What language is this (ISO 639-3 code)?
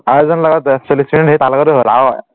asm